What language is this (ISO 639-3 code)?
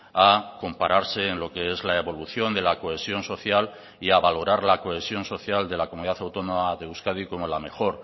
spa